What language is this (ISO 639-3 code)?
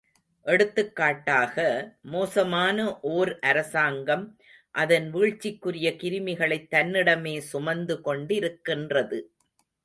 tam